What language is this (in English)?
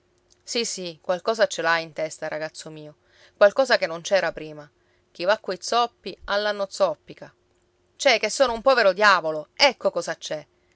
Italian